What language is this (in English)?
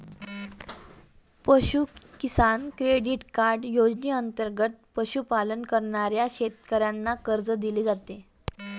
Marathi